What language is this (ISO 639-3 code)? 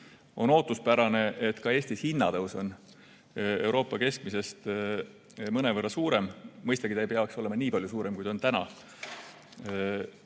est